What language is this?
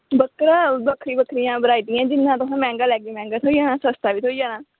Dogri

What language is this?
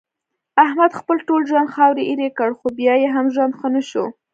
Pashto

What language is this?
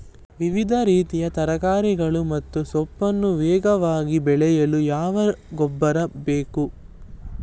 Kannada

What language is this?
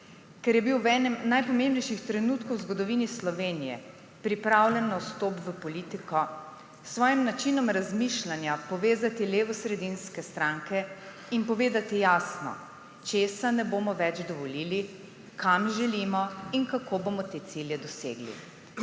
Slovenian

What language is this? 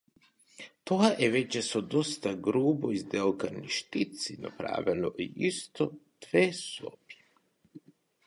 Macedonian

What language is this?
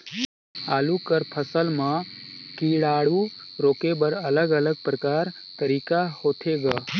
Chhattisgarhi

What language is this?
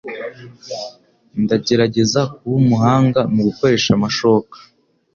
Kinyarwanda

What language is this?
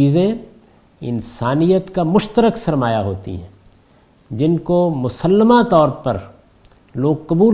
Urdu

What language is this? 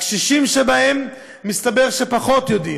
Hebrew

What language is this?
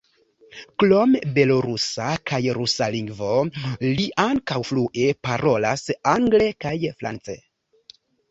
Esperanto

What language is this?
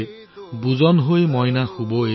Assamese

